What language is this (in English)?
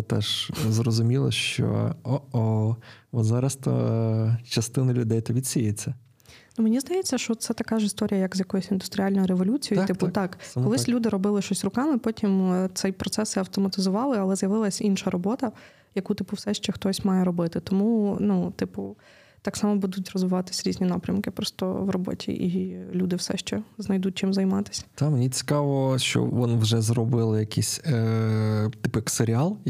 Ukrainian